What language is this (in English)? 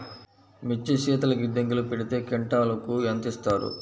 Telugu